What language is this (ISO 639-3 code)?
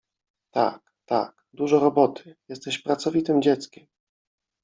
pol